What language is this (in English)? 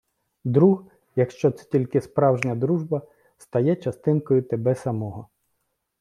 Ukrainian